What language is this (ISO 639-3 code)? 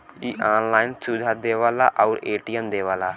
bho